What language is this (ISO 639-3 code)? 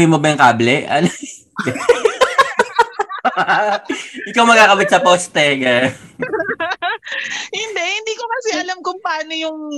fil